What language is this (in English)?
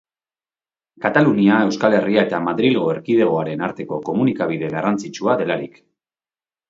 Basque